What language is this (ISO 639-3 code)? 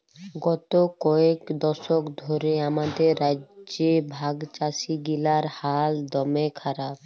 ben